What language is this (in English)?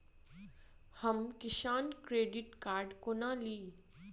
Maithili